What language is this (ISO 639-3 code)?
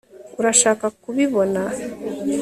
kin